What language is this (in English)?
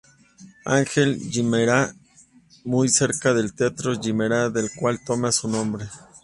Spanish